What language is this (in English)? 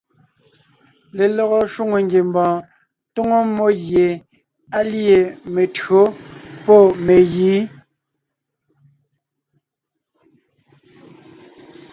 Ngiemboon